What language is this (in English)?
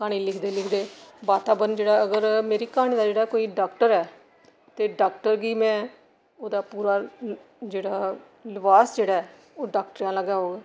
Dogri